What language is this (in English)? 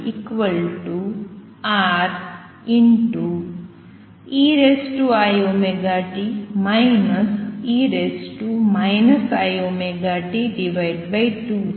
Gujarati